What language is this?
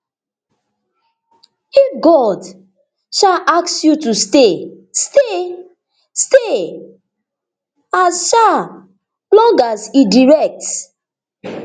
Nigerian Pidgin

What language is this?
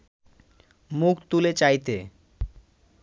Bangla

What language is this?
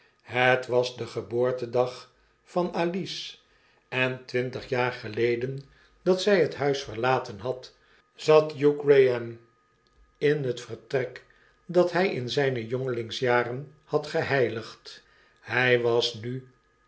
Dutch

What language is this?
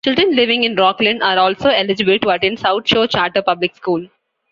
English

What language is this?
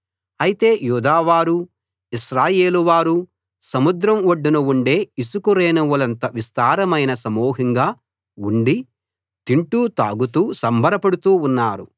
Telugu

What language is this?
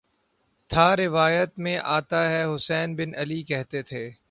Urdu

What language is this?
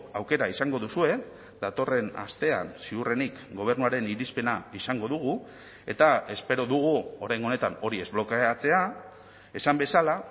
Basque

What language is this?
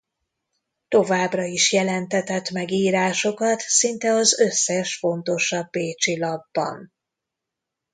Hungarian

